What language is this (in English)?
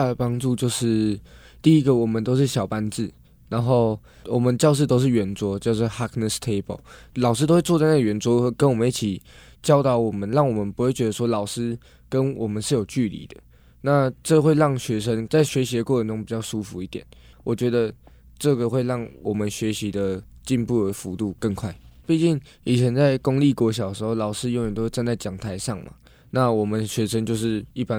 Chinese